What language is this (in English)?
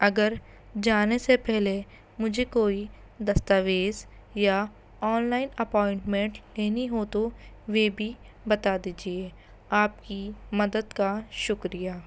Urdu